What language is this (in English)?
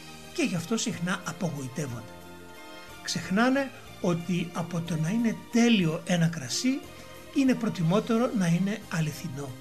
Greek